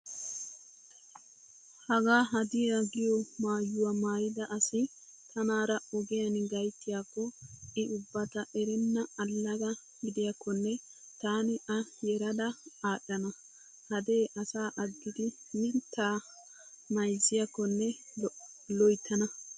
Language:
Wolaytta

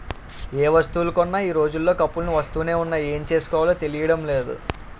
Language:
Telugu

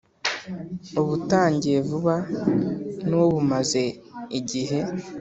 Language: Kinyarwanda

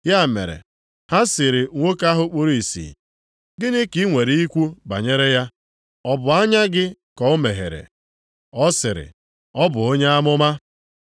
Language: Igbo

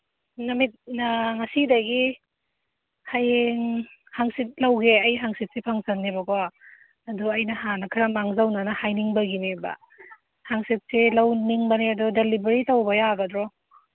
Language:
Manipuri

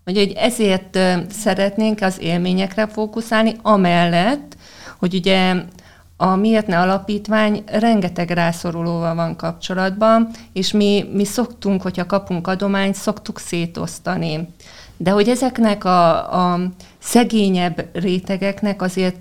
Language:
Hungarian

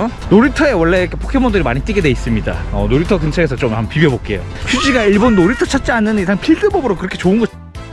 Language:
Korean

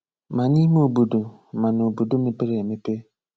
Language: Igbo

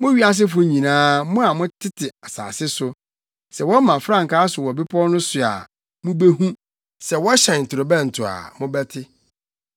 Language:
Akan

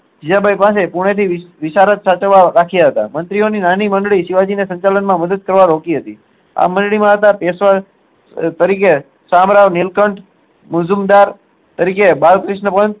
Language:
Gujarati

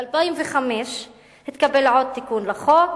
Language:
Hebrew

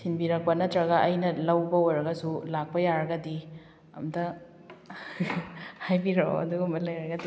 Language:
Manipuri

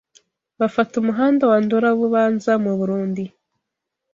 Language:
Kinyarwanda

